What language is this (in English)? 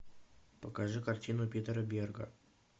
Russian